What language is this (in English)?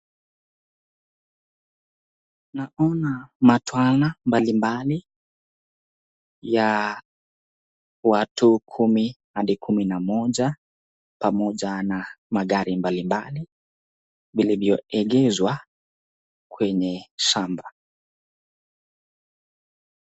Swahili